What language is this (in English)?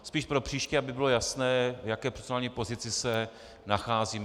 Czech